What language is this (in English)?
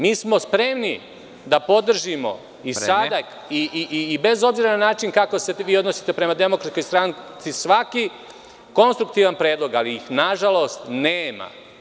Serbian